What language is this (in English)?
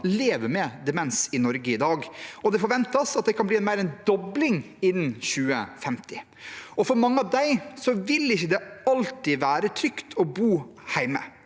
Norwegian